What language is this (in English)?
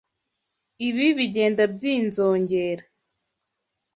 Kinyarwanda